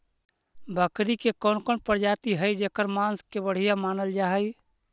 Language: Magahi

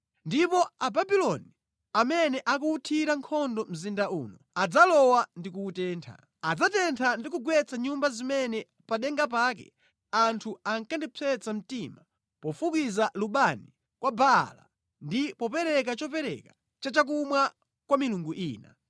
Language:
Nyanja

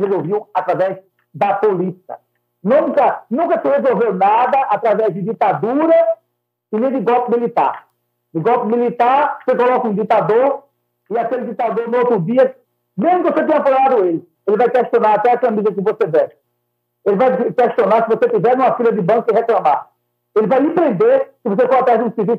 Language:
Portuguese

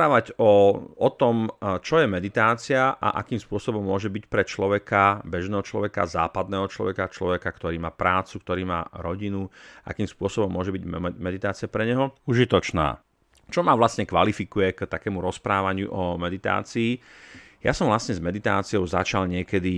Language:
Slovak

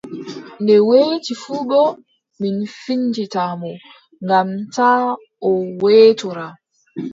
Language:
Adamawa Fulfulde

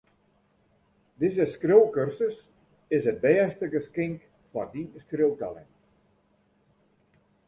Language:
Western Frisian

